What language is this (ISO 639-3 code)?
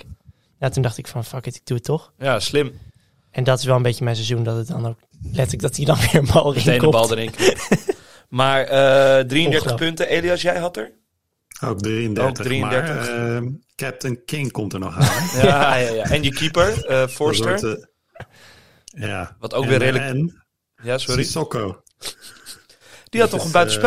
nld